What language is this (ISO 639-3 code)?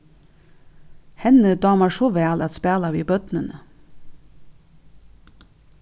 fao